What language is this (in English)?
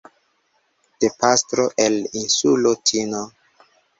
Esperanto